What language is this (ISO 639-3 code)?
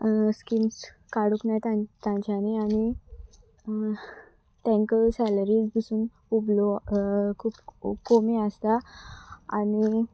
kok